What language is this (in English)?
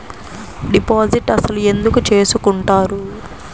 Telugu